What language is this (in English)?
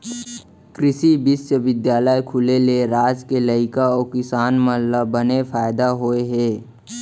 Chhattisgarhi